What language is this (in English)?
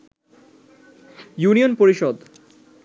Bangla